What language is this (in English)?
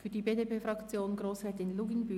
Swiss German